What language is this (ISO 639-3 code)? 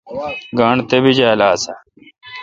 xka